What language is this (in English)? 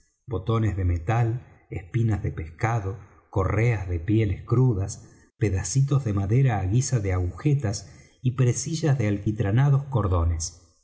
Spanish